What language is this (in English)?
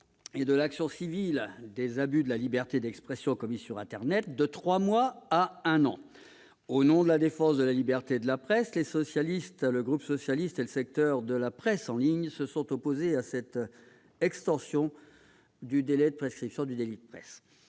French